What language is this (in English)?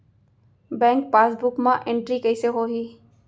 Chhattisgarhi